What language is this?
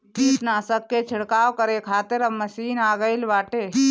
Bhojpuri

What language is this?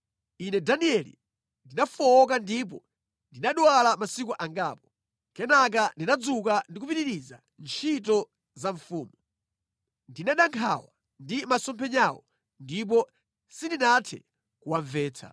Nyanja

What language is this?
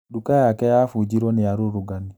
Kikuyu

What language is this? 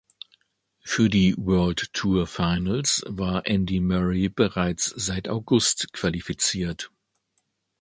German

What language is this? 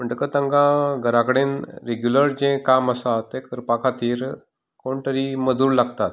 Konkani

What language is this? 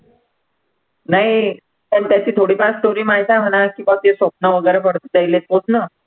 Marathi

